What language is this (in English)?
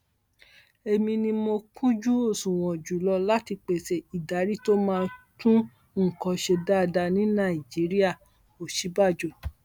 Yoruba